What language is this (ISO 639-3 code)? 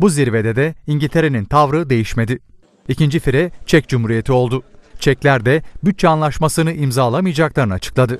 tur